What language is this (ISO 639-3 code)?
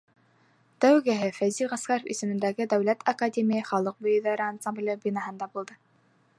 bak